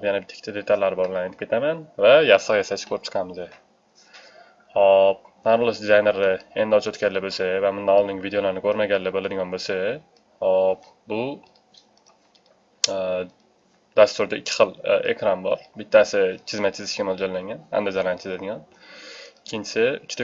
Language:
Turkish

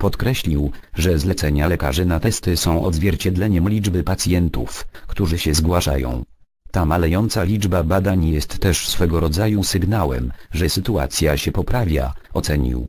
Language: Polish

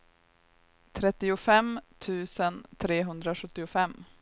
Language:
Swedish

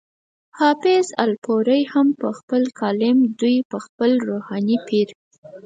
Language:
Pashto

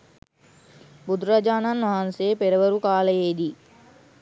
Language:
Sinhala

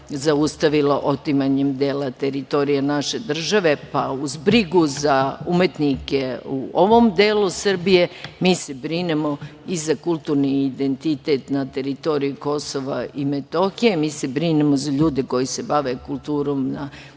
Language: Serbian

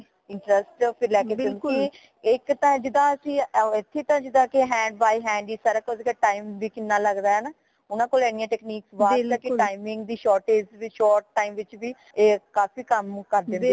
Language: Punjabi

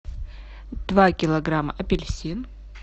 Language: Russian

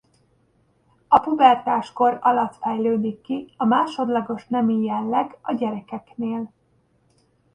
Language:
Hungarian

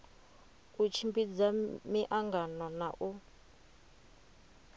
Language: Venda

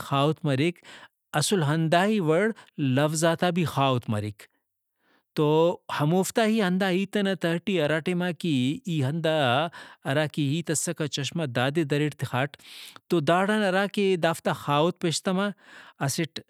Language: Brahui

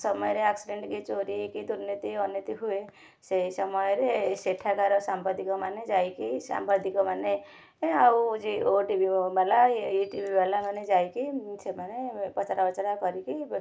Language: Odia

